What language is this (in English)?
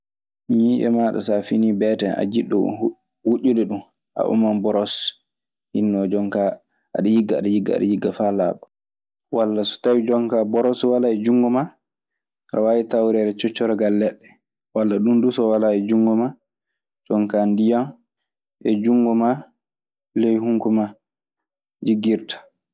Maasina Fulfulde